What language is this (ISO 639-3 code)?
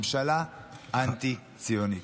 heb